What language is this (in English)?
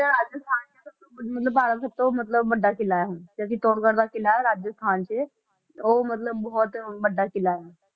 Punjabi